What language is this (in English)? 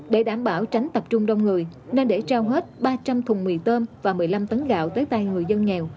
Vietnamese